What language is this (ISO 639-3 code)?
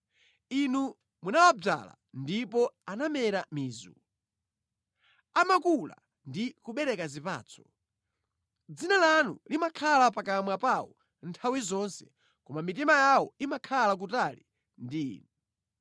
nya